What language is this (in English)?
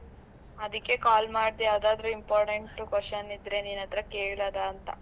Kannada